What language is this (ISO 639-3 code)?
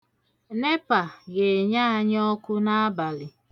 ibo